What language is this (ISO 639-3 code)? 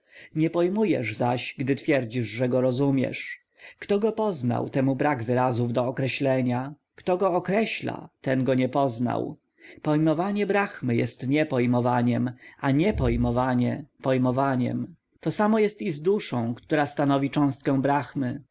pol